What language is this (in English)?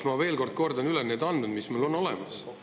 Estonian